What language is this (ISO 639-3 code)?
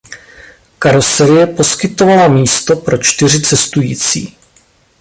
ces